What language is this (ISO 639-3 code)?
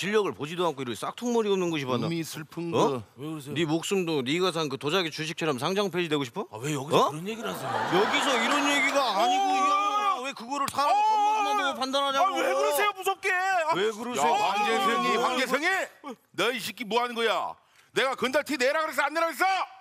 kor